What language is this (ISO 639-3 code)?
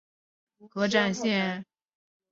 zho